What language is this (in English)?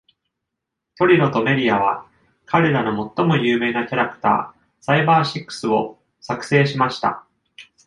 Japanese